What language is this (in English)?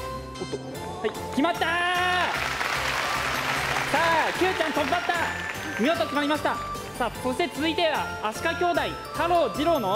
Japanese